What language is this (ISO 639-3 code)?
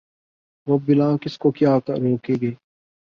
urd